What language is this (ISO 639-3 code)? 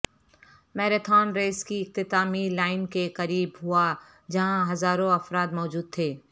urd